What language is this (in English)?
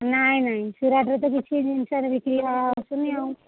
Odia